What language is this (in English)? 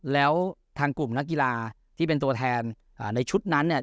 Thai